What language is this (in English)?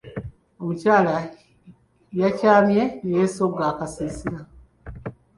Ganda